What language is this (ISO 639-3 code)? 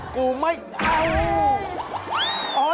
tha